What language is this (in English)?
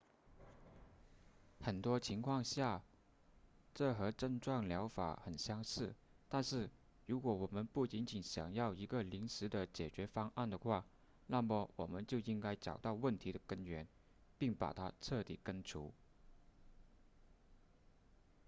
Chinese